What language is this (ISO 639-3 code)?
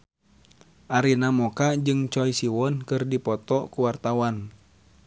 sun